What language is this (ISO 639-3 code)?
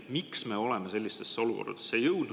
est